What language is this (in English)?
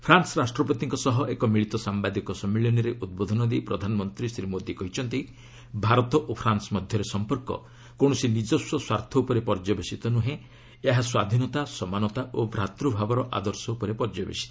Odia